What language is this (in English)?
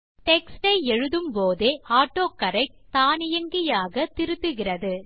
Tamil